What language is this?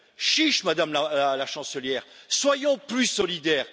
French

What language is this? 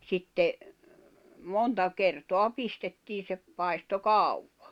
Finnish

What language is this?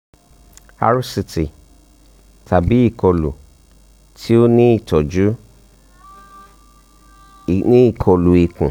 Yoruba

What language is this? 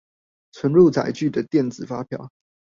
Chinese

